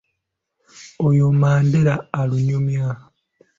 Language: Ganda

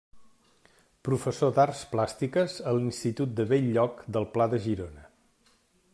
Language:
Catalan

